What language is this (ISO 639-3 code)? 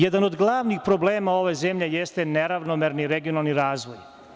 srp